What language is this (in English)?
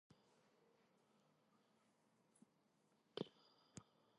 Georgian